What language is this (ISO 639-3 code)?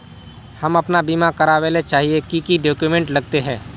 mag